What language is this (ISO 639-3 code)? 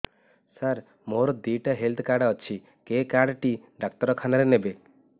ori